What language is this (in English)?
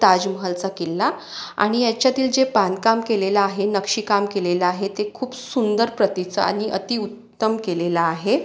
Marathi